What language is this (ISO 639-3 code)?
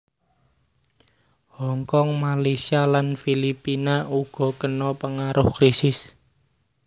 jav